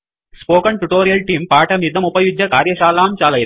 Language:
Sanskrit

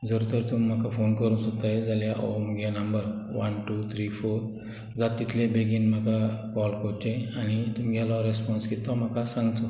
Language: Konkani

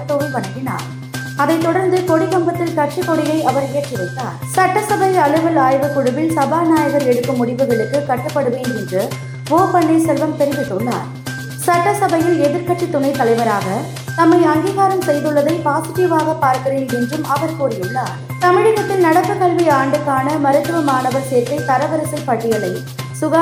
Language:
Tamil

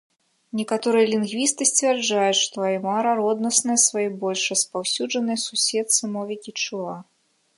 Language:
Belarusian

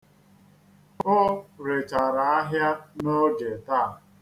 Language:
Igbo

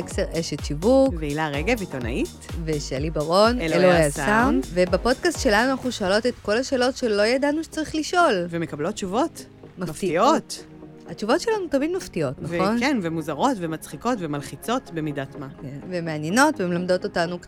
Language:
Hebrew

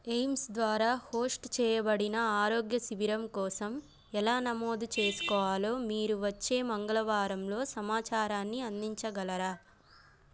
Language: Telugu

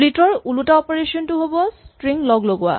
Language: Assamese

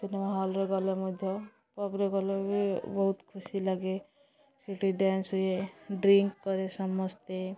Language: Odia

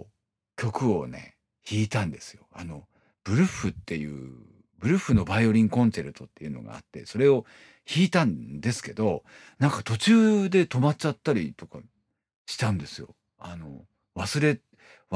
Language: Japanese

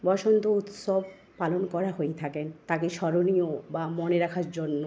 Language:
Bangla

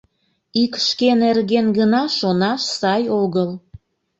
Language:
Mari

